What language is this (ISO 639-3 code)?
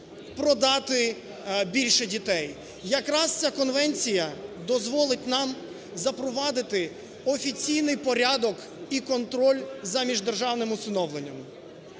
ukr